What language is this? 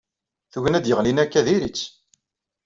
Kabyle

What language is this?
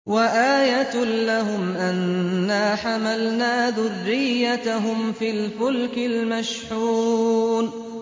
Arabic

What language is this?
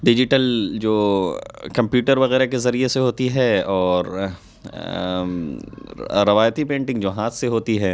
Urdu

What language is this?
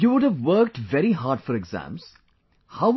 English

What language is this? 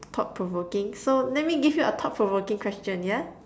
English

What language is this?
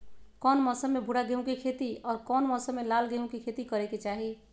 Magahi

